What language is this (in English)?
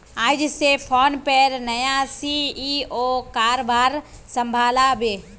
Magahi